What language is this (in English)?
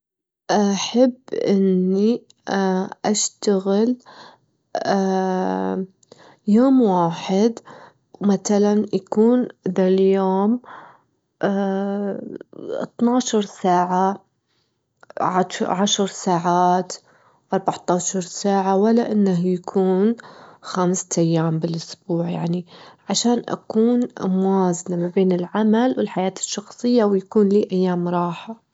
Gulf Arabic